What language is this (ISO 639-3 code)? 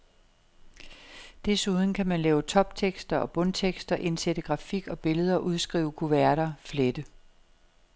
dan